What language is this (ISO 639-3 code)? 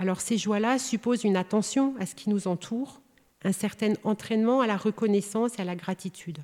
fra